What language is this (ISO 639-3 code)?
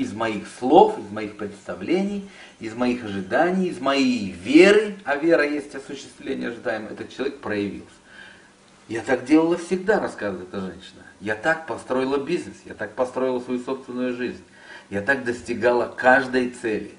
rus